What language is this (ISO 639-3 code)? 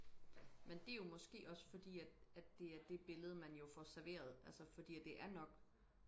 dan